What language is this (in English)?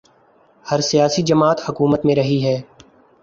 Urdu